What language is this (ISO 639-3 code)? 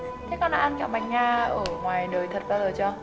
vie